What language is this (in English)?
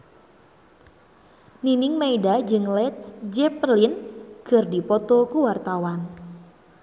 Sundanese